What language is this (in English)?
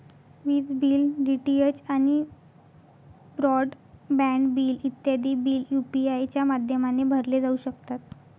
Marathi